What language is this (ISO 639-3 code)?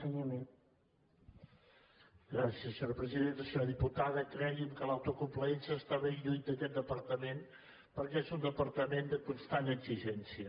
cat